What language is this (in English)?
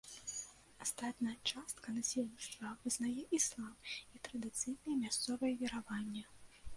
Belarusian